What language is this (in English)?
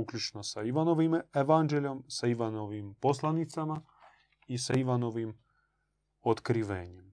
Croatian